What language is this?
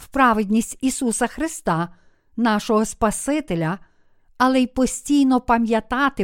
Ukrainian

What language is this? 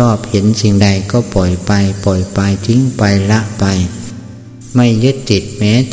Thai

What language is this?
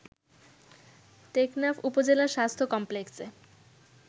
Bangla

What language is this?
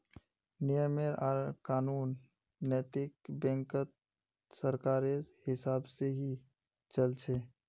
Magahi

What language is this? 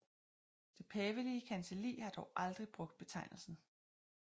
Danish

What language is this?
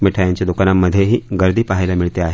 Marathi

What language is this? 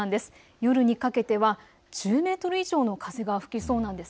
Japanese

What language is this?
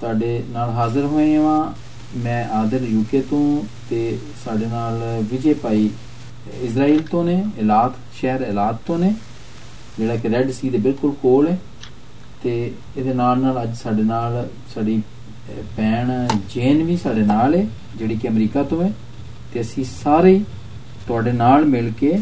Punjabi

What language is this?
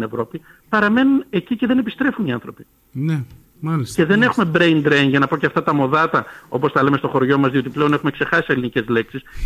Greek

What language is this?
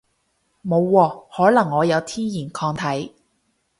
Cantonese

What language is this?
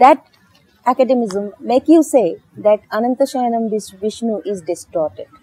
Malayalam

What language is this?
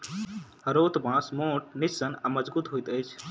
Maithili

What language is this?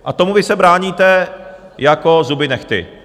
Czech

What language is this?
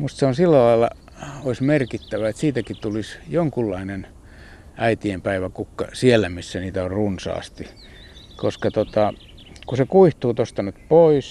Finnish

